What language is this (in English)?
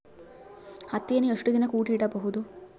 Kannada